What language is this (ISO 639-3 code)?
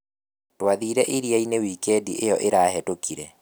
kik